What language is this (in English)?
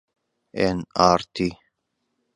Central Kurdish